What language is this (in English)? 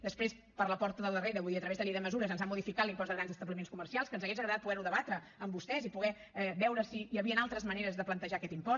Catalan